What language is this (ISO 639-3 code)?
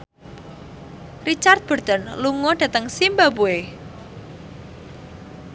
jav